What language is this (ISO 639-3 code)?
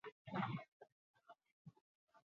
eus